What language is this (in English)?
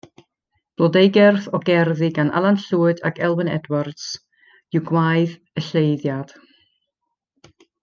Welsh